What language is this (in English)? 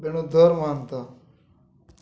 Odia